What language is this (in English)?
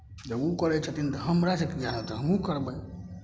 Maithili